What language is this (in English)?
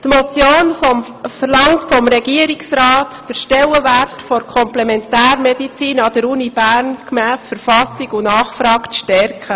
Swiss German